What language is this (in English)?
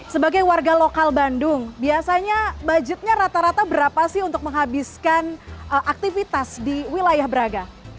Indonesian